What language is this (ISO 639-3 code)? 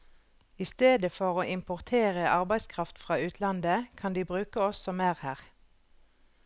nor